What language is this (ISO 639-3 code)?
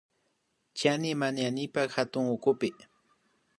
qvi